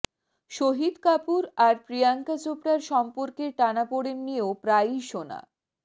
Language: Bangla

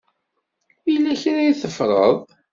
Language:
Kabyle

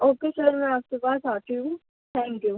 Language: Urdu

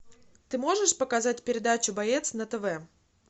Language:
Russian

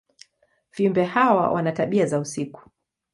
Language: Swahili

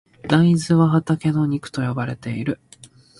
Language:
Japanese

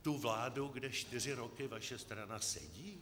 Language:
Czech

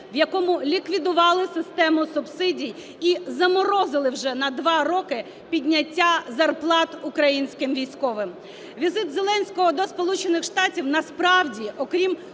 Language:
Ukrainian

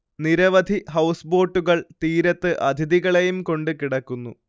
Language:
Malayalam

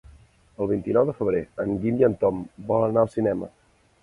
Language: Catalan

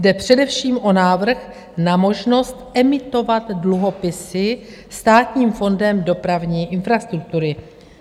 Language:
Czech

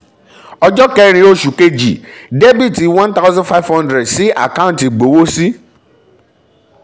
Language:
Yoruba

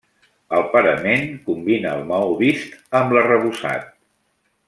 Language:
Catalan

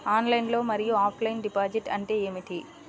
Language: Telugu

